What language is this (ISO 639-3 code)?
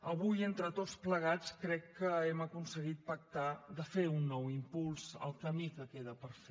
cat